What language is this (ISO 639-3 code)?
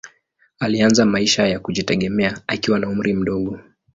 swa